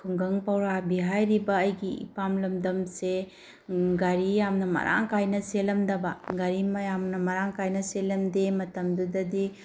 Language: Manipuri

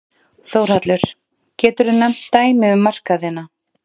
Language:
Icelandic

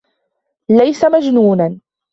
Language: Arabic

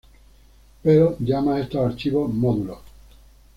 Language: Spanish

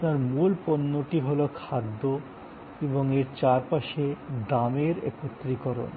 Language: Bangla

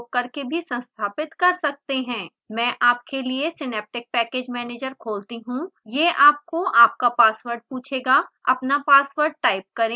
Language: Hindi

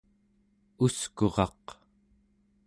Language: Central Yupik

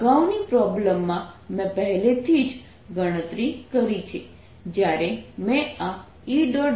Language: Gujarati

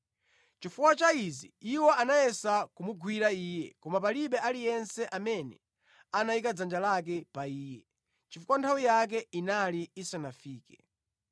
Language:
Nyanja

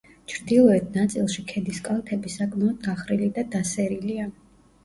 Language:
Georgian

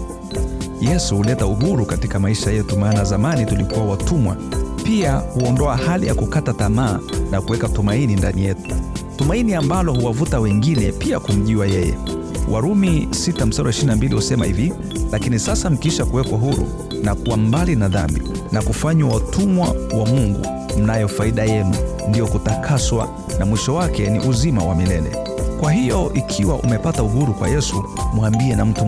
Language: Swahili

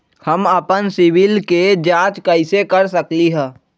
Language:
Magahi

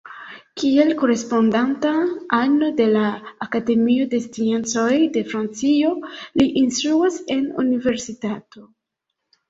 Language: Esperanto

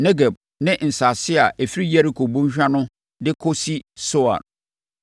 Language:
Akan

